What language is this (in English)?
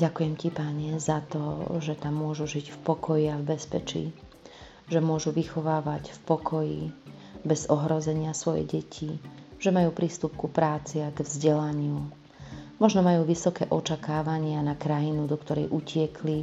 Slovak